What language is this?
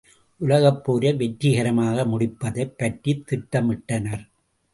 Tamil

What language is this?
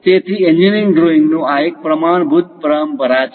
Gujarati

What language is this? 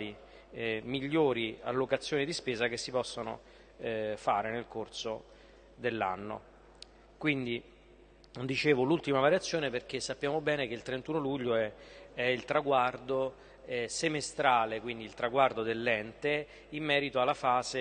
Italian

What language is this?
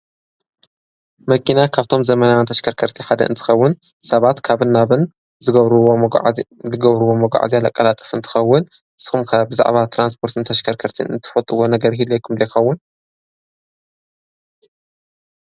Tigrinya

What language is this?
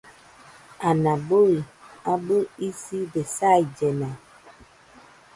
Nüpode Huitoto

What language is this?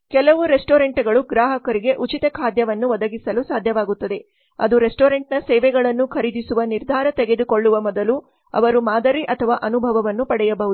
Kannada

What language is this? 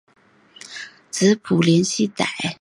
Chinese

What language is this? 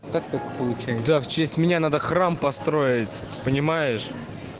Russian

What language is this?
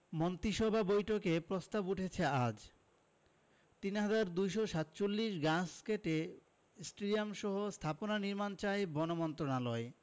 Bangla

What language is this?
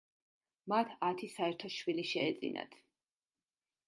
Georgian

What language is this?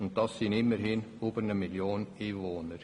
Swiss German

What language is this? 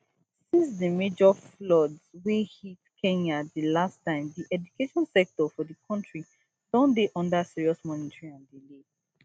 Nigerian Pidgin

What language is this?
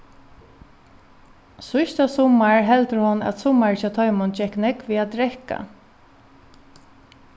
Faroese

